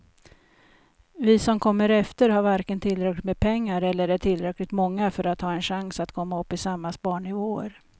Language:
Swedish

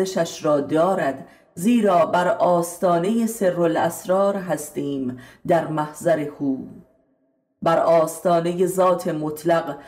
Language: Persian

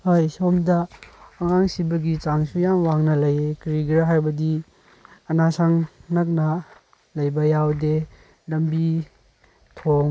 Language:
Manipuri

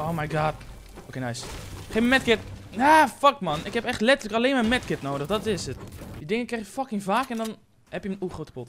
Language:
Dutch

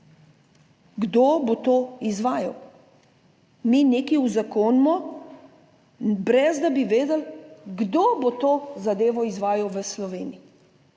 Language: Slovenian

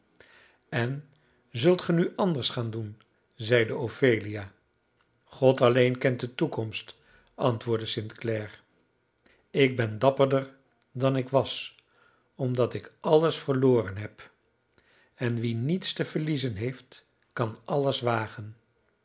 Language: Dutch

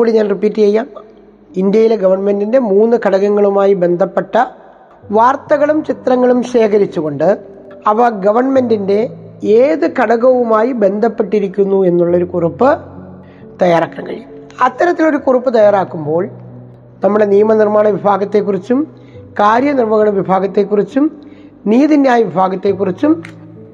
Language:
Malayalam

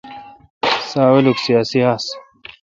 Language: Kalkoti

